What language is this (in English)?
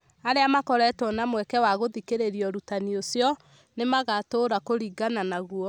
Kikuyu